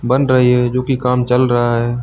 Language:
Hindi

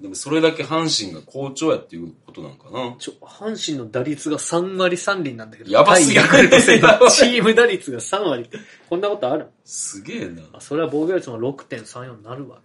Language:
Japanese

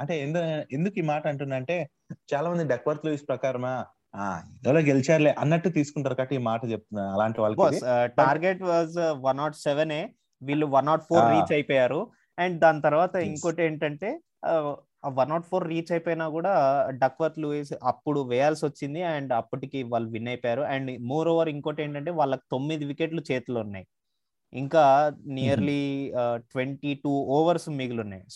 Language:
Telugu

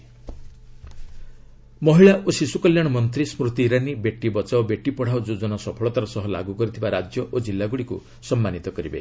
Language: Odia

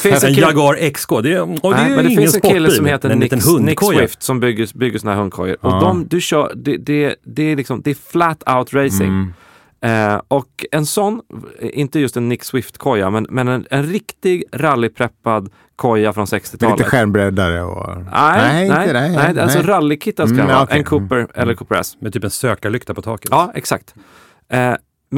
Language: Swedish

